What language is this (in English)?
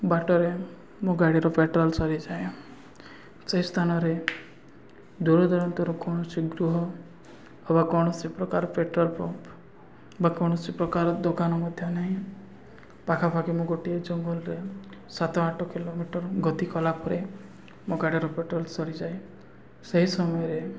Odia